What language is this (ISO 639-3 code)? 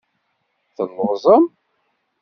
kab